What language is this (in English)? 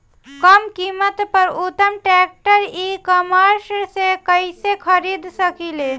Bhojpuri